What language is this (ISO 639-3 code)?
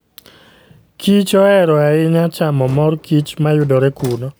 luo